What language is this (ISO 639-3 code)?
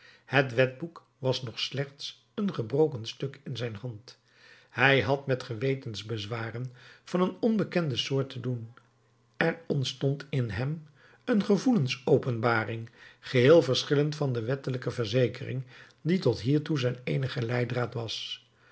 nld